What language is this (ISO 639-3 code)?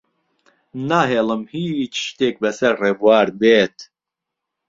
ckb